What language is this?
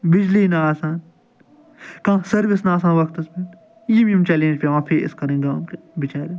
Kashmiri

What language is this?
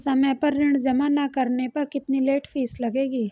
Hindi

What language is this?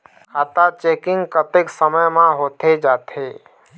Chhattisgarhi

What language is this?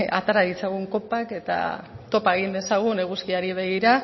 Basque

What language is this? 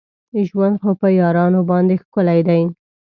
Pashto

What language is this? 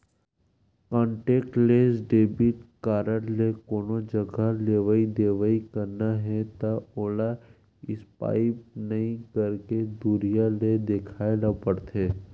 Chhattisgarhi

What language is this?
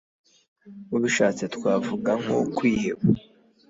Kinyarwanda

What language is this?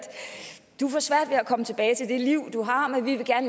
Danish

